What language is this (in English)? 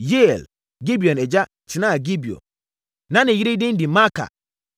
Akan